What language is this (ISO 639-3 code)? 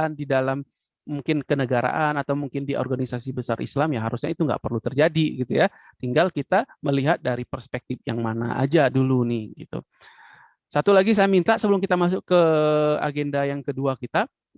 ind